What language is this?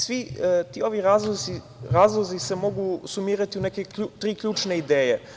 Serbian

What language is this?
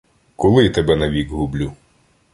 Ukrainian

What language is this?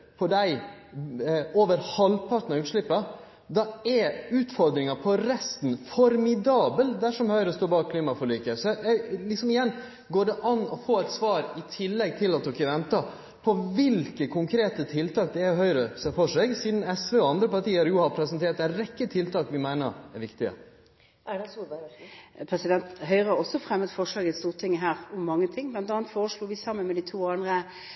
Norwegian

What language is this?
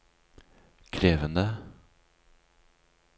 Norwegian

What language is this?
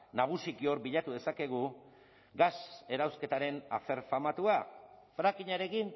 Basque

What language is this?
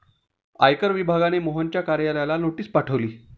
Marathi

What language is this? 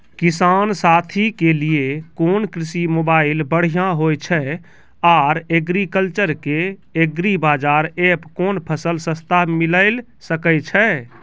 Maithili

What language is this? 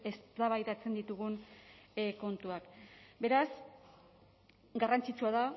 Basque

